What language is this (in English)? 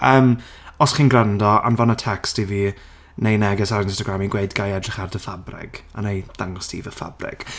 Welsh